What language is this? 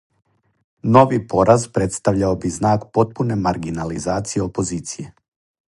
Serbian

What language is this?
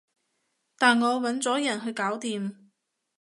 Cantonese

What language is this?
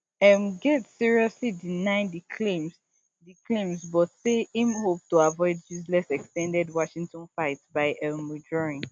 Nigerian Pidgin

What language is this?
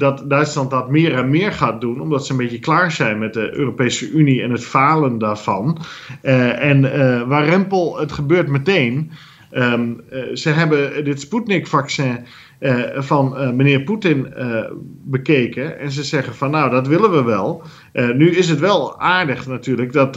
Dutch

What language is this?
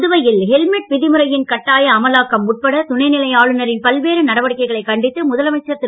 Tamil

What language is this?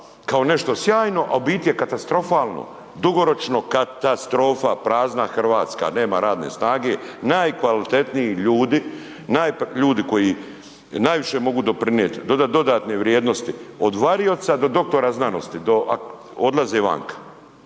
Croatian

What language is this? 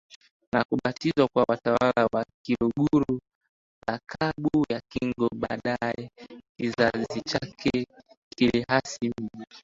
Swahili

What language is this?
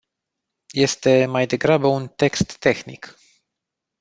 Romanian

